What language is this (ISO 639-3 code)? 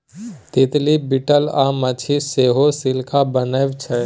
mai